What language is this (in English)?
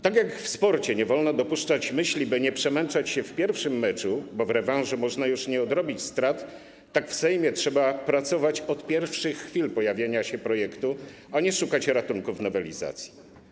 Polish